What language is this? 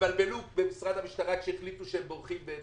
Hebrew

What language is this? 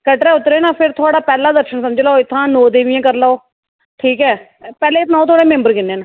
Dogri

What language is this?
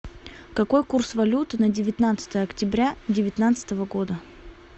Russian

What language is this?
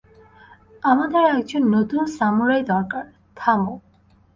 Bangla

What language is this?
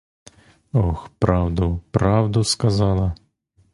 Ukrainian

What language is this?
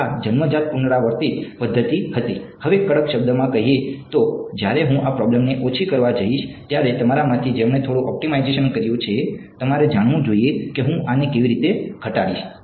Gujarati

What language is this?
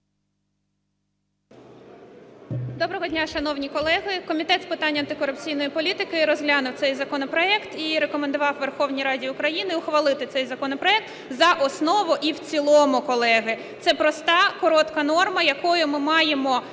Ukrainian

